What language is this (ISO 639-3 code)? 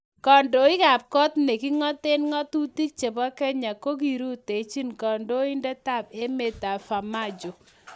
kln